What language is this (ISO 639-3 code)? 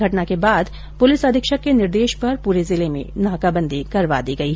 hin